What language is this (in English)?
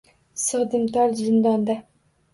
Uzbek